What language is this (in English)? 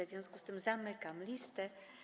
Polish